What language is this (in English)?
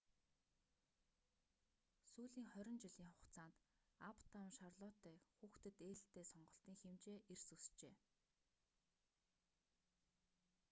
Mongolian